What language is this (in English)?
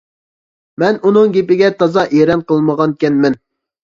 Uyghur